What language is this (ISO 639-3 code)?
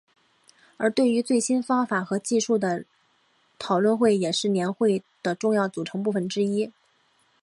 zho